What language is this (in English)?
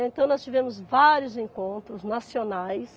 Portuguese